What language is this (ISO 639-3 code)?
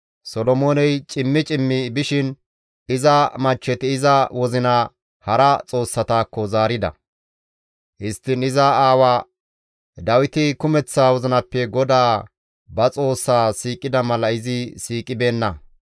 gmv